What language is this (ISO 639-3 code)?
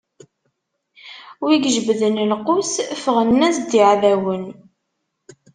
kab